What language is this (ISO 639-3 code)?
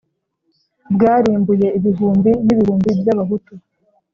kin